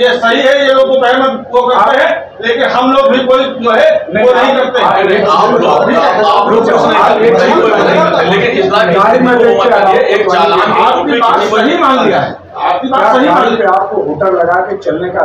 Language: Hindi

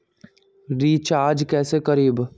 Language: Magahi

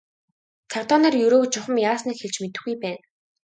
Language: Mongolian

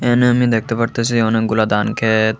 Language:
Bangla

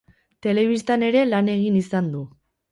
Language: Basque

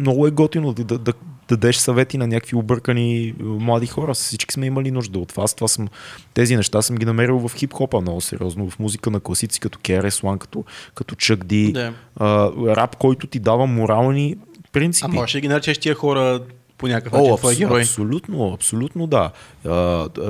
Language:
Bulgarian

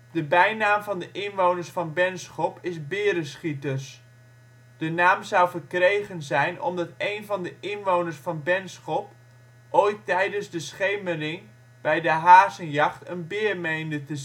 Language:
Dutch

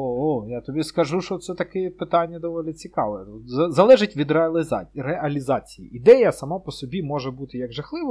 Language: Ukrainian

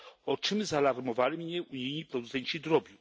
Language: Polish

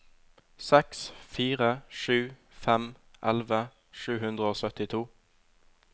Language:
Norwegian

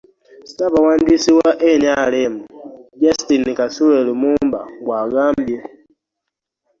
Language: Ganda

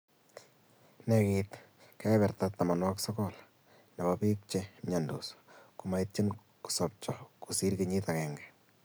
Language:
Kalenjin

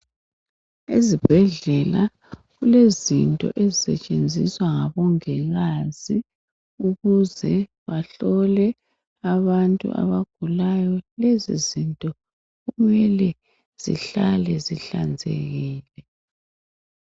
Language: North Ndebele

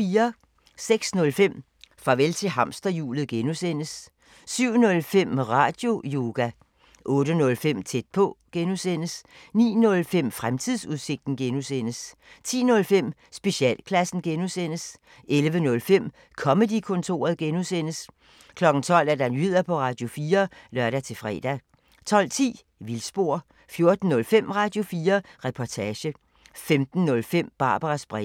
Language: Danish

